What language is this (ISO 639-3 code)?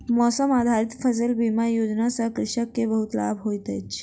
mai